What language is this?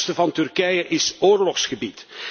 Dutch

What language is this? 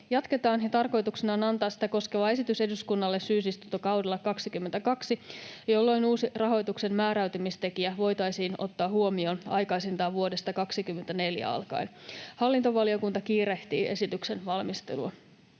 Finnish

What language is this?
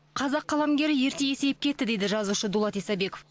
Kazakh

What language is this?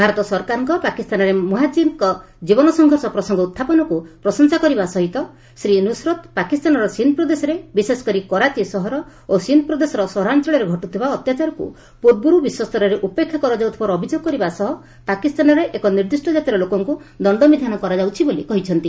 Odia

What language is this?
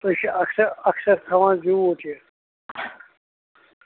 Kashmiri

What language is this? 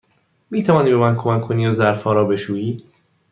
Persian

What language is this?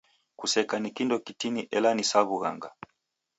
Taita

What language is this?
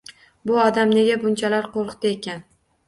Uzbek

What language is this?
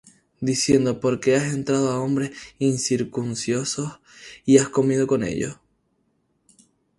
Spanish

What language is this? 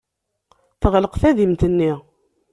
Kabyle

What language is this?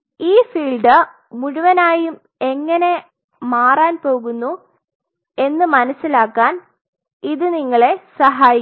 Malayalam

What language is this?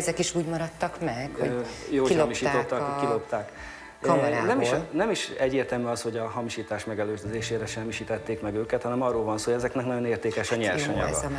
Hungarian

